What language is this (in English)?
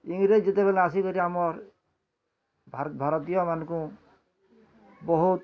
Odia